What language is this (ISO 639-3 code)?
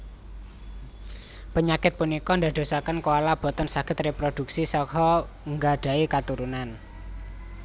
jav